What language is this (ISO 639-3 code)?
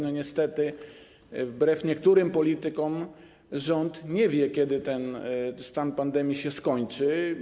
pol